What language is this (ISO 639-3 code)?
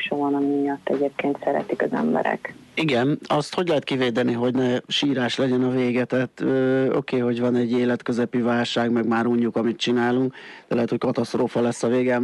hun